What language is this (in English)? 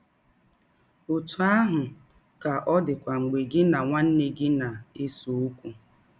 Igbo